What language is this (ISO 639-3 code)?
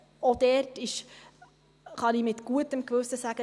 gsw